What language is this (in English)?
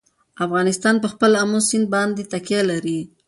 Pashto